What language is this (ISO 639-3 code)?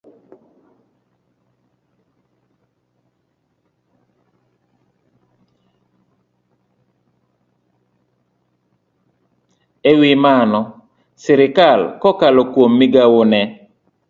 luo